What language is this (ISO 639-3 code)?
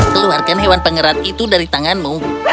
ind